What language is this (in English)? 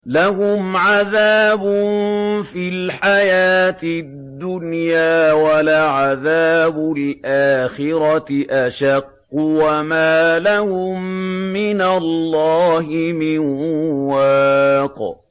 Arabic